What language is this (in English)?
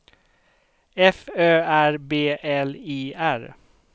Swedish